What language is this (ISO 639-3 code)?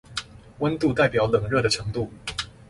zho